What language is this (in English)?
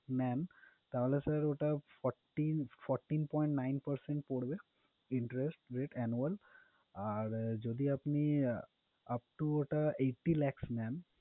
Bangla